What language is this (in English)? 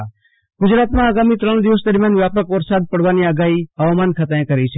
Gujarati